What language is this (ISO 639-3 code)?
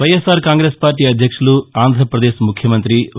tel